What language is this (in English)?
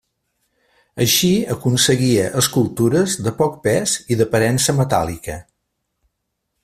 Catalan